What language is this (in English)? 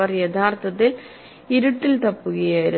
Malayalam